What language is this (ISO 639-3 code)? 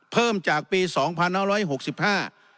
tha